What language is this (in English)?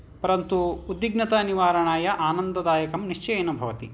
Sanskrit